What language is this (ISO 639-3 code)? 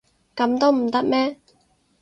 yue